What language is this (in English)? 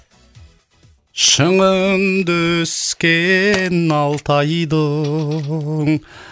Kazakh